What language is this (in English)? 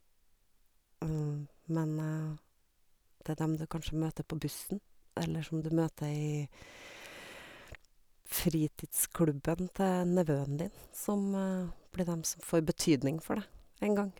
Norwegian